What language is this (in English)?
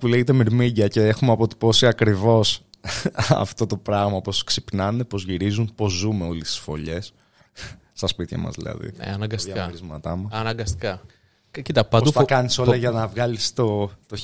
Greek